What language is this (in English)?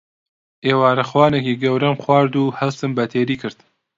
Central Kurdish